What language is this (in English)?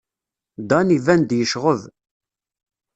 Kabyle